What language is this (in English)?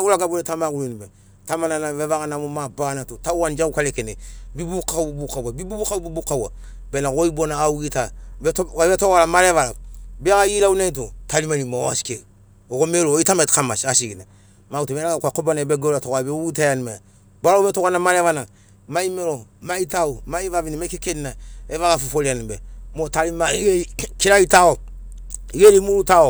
Sinaugoro